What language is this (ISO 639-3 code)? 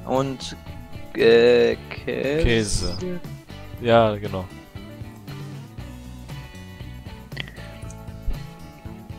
deu